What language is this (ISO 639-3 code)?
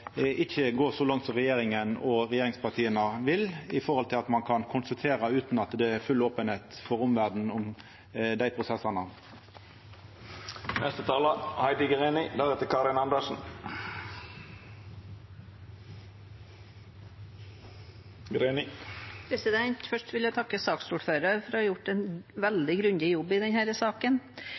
nor